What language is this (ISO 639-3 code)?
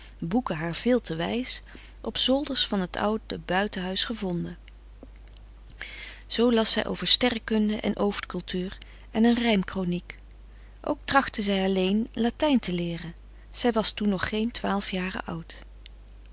nld